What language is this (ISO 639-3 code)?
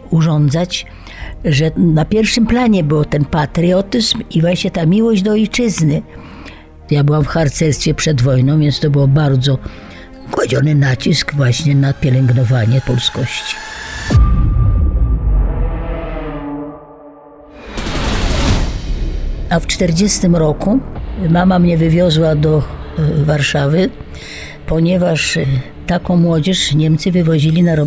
pol